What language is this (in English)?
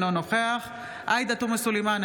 Hebrew